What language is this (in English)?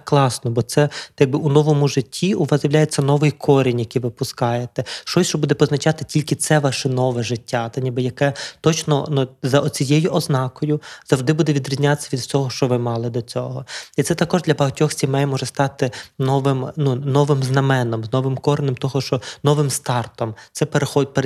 Ukrainian